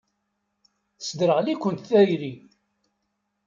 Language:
Kabyle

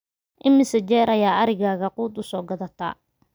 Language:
Somali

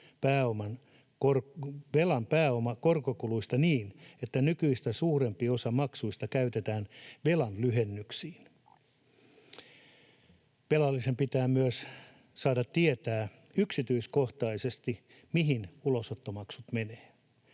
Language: Finnish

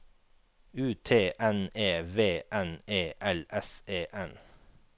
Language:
Norwegian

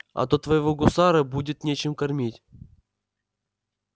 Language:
Russian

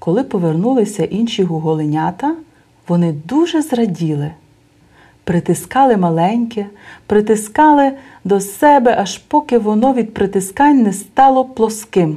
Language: Bulgarian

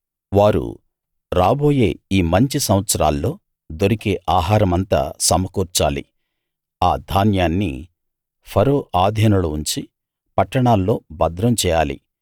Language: Telugu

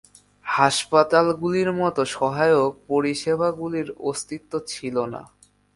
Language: Bangla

